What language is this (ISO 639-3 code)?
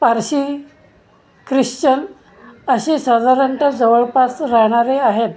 mar